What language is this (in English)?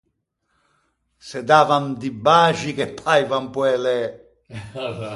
Ligurian